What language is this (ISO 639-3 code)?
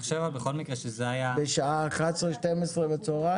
heb